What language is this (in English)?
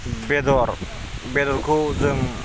Bodo